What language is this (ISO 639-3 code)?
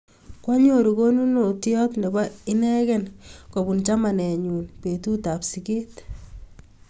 kln